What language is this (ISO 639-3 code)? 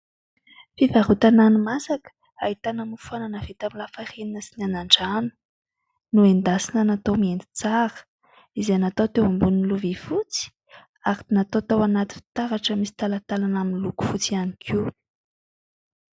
mlg